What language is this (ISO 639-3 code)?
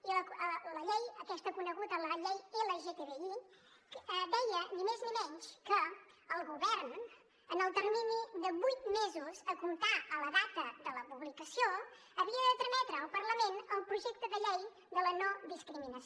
cat